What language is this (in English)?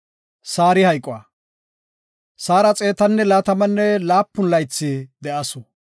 Gofa